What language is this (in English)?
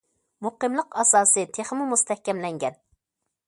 Uyghur